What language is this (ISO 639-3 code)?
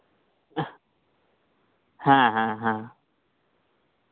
sat